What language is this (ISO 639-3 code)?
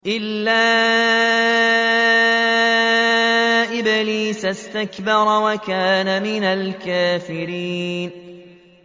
ara